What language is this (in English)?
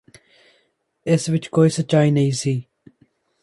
Punjabi